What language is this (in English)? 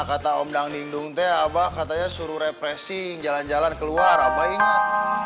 Indonesian